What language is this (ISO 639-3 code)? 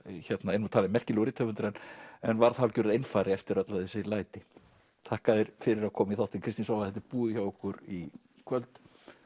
isl